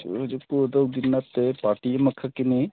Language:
Manipuri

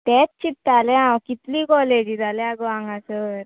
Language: Konkani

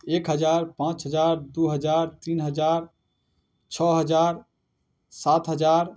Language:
Maithili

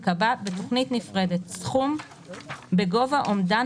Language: Hebrew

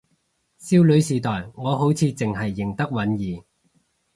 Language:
Cantonese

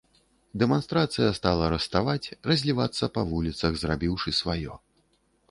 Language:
Belarusian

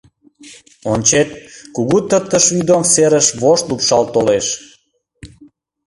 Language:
Mari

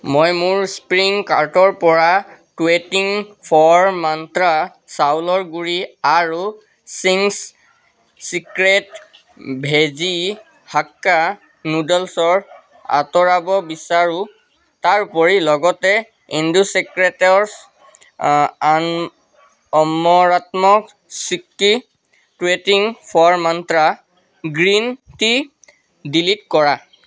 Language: Assamese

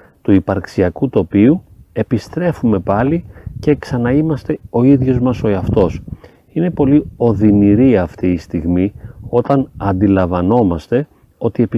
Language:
Greek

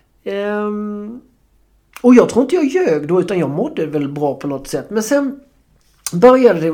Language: Swedish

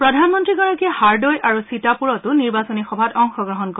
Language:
Assamese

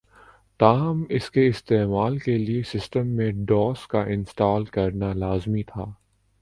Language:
Urdu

